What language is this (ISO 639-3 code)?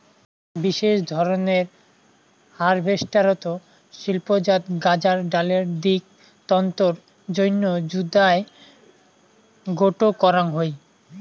ben